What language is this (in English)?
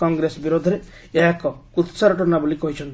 Odia